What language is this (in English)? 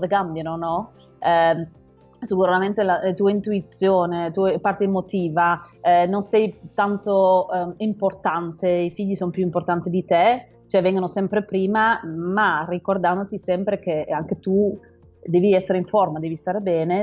Italian